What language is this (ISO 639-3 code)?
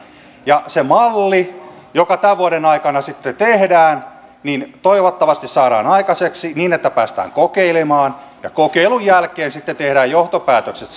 fin